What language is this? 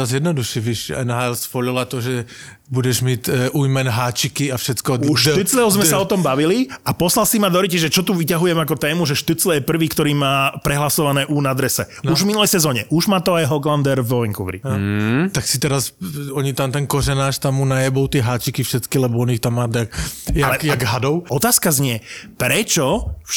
Slovak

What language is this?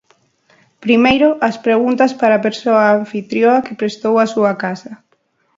Galician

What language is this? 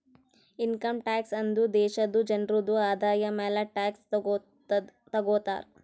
Kannada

